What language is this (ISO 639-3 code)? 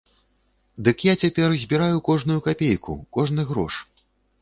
bel